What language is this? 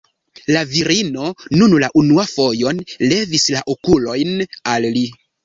Esperanto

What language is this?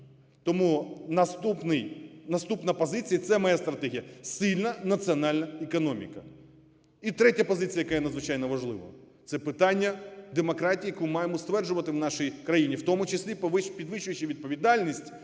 Ukrainian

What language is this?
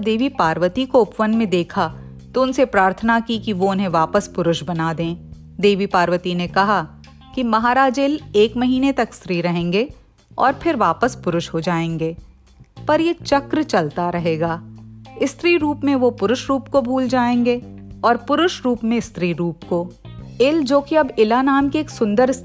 Hindi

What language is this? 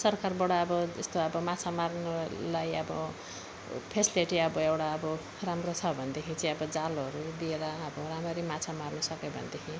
Nepali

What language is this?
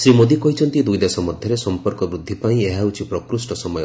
Odia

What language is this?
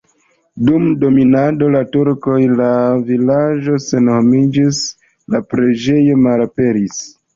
Esperanto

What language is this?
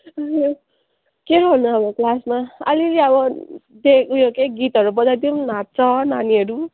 Nepali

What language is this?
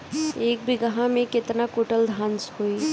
Bhojpuri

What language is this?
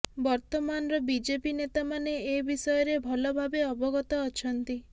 Odia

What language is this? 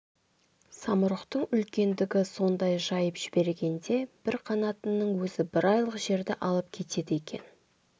Kazakh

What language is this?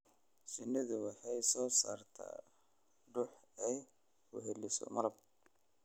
Somali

